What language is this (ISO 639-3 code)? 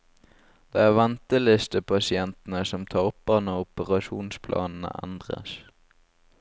nor